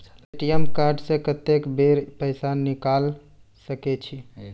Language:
Maithili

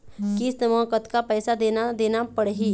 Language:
Chhattisgarhi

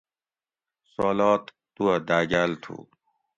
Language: Gawri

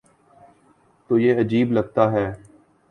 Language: Urdu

